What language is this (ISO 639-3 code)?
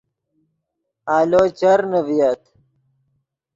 ydg